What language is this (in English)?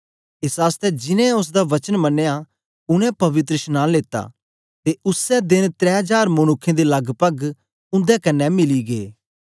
Dogri